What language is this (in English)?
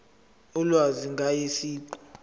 Zulu